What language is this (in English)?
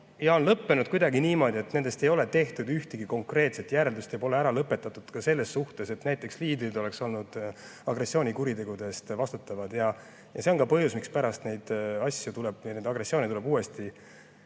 Estonian